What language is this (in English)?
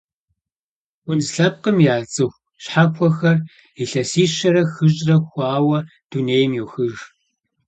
Kabardian